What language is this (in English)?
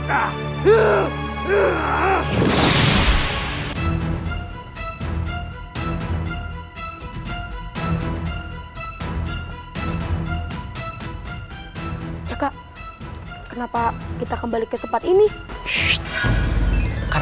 Indonesian